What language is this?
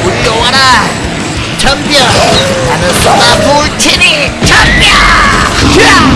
Korean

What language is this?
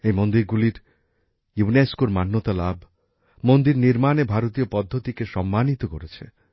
Bangla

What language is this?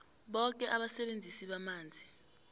South Ndebele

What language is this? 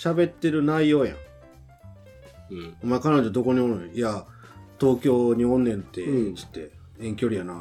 Japanese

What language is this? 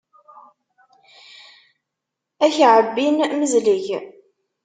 Kabyle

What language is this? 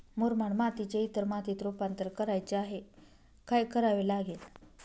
Marathi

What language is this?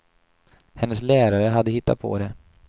Swedish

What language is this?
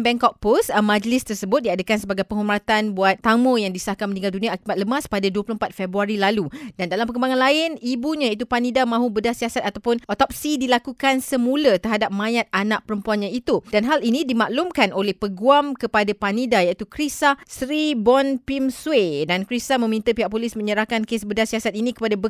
Malay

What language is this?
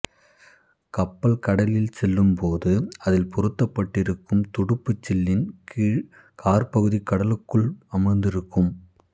Tamil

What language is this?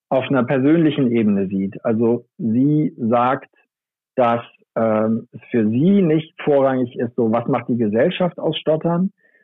German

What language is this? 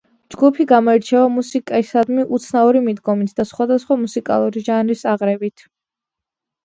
Georgian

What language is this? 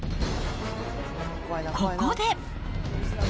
Japanese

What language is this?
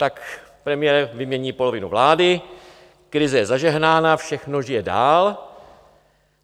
Czech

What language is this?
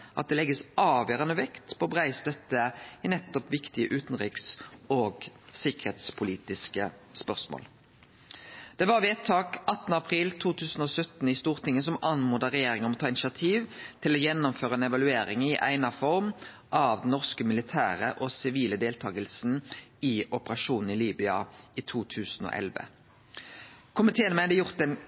Norwegian Nynorsk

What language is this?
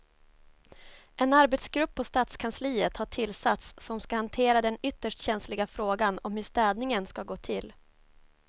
Swedish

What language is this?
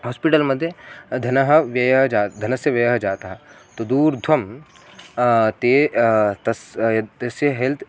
Sanskrit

